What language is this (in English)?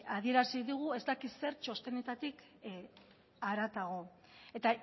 Basque